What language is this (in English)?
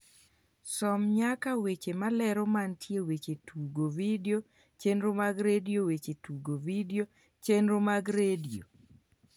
Luo (Kenya and Tanzania)